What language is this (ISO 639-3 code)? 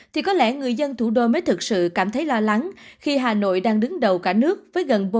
vie